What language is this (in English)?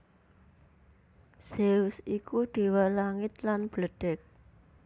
Javanese